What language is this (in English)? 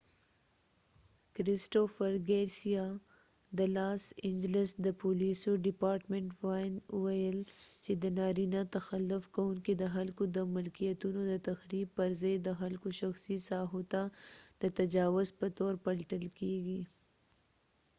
Pashto